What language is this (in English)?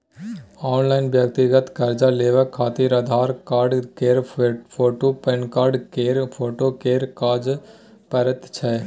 Maithili